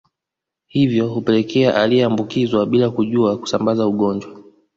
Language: Swahili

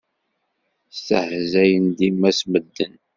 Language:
Kabyle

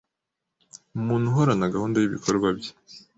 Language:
Kinyarwanda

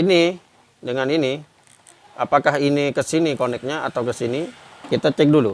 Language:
Indonesian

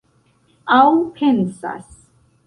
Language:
Esperanto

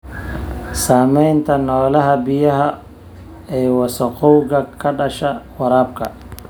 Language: Somali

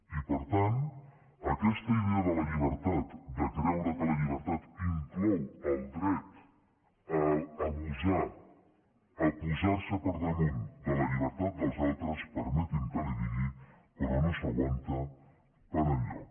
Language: Catalan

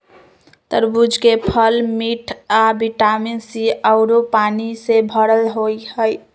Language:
Magahi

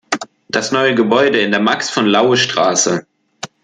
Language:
German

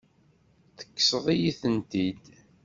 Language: Kabyle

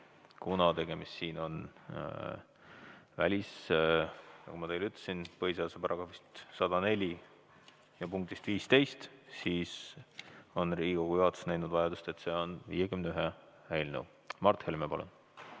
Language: Estonian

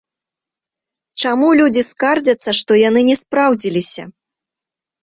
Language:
Belarusian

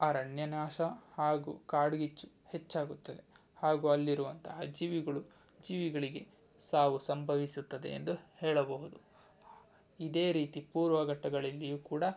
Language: Kannada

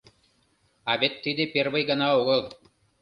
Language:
Mari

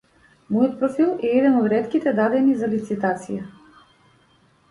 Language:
Macedonian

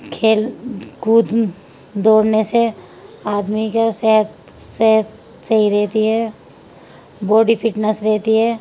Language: Urdu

